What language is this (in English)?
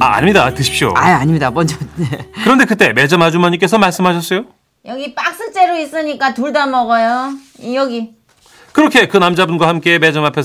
Korean